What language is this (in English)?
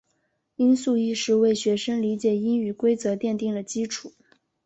Chinese